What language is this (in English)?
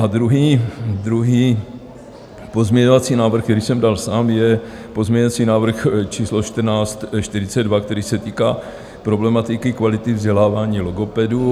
Czech